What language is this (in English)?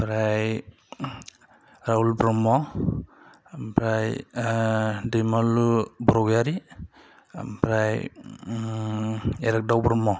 Bodo